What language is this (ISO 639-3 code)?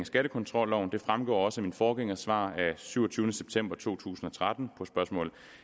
dan